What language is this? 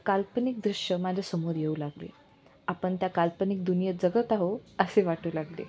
Marathi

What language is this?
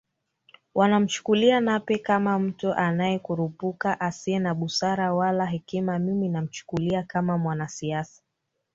Swahili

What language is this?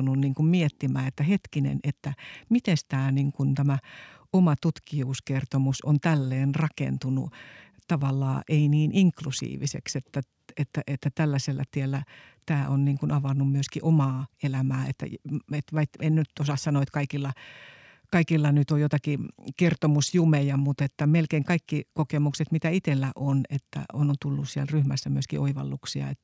Finnish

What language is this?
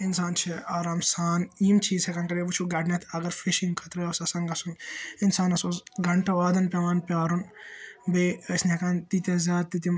Kashmiri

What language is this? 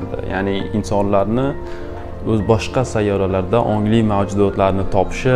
Turkish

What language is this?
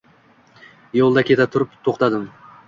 Uzbek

